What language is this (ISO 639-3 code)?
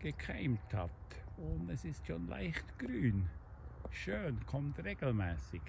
deu